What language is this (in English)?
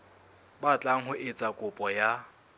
Southern Sotho